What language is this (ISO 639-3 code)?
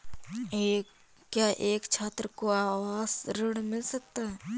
hin